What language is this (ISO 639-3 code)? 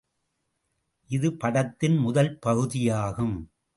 tam